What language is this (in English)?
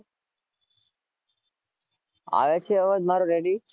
Gujarati